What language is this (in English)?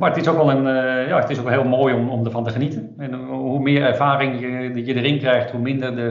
Dutch